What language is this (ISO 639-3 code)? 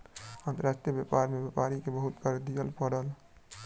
mai